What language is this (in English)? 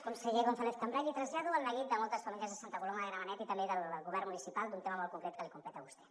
Catalan